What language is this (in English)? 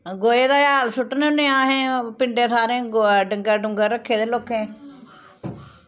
Dogri